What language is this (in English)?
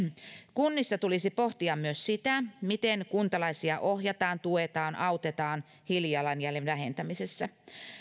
Finnish